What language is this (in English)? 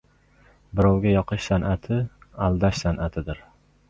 Uzbek